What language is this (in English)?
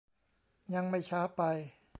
Thai